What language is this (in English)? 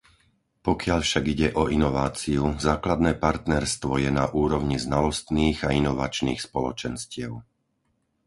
Slovak